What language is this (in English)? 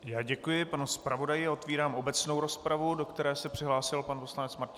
Czech